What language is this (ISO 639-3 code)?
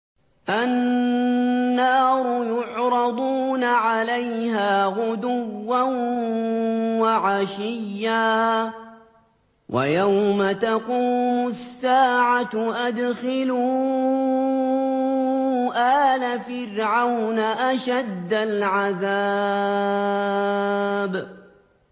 ara